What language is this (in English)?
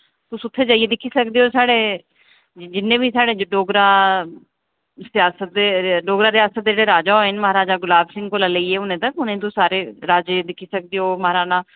Dogri